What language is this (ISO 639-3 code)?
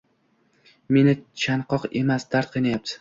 uzb